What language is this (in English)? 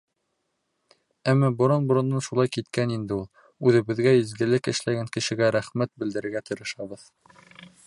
Bashkir